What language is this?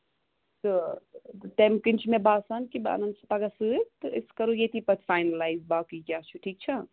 Kashmiri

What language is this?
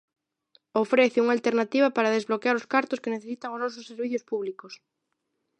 Galician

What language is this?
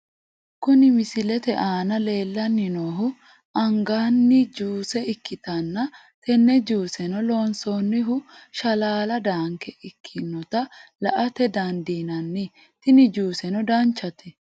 Sidamo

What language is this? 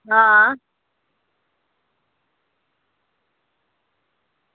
Dogri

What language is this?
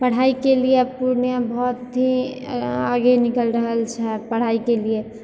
Maithili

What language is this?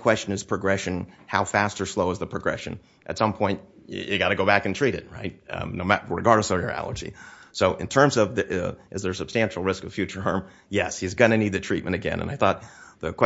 English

